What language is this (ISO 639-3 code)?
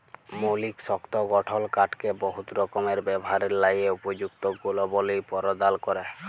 ben